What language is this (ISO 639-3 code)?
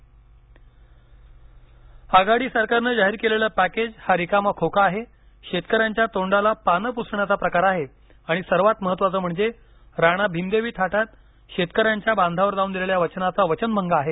mar